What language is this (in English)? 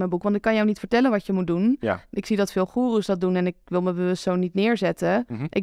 Dutch